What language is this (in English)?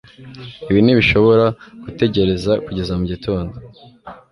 Kinyarwanda